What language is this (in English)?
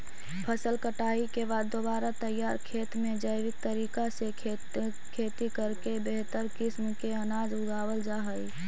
Magahi